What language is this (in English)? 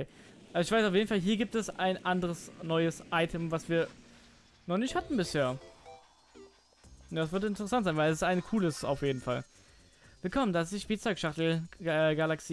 German